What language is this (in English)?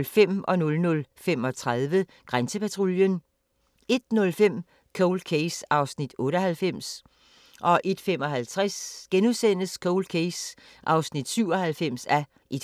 Danish